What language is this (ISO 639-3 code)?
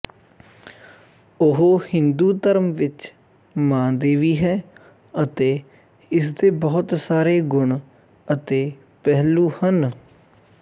pan